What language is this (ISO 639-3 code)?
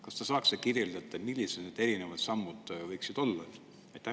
est